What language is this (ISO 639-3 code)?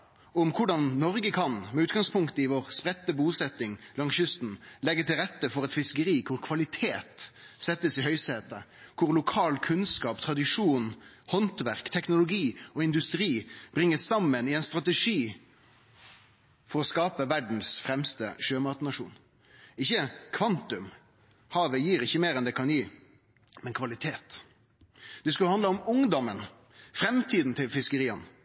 nno